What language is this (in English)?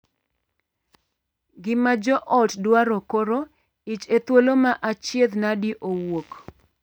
Luo (Kenya and Tanzania)